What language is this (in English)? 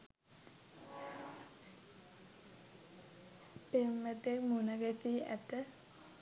Sinhala